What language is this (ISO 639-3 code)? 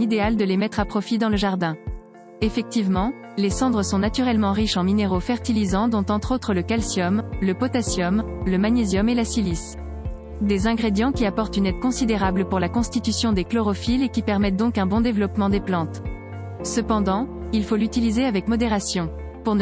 fra